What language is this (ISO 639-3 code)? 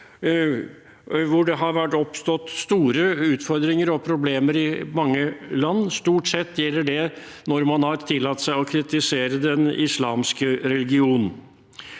nor